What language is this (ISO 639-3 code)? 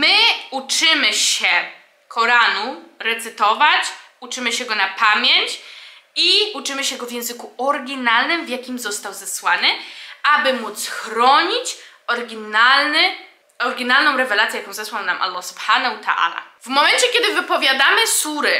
pol